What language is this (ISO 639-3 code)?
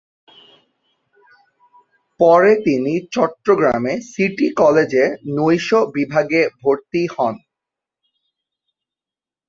ben